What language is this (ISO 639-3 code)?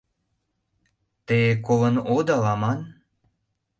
chm